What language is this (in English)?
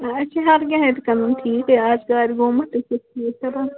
Kashmiri